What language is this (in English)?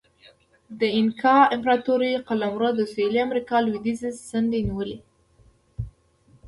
Pashto